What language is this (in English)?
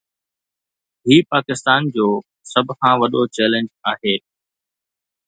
Sindhi